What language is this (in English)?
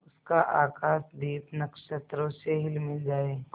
Hindi